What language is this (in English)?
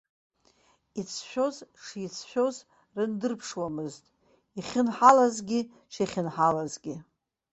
Abkhazian